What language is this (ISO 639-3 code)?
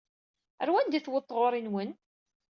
kab